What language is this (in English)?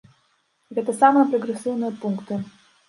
Belarusian